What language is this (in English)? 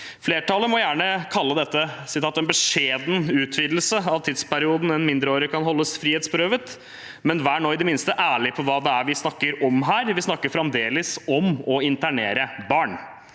Norwegian